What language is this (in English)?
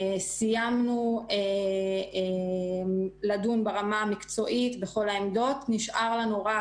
Hebrew